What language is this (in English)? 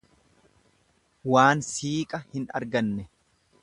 Oromo